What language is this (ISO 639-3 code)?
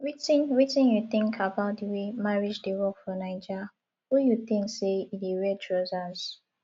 pcm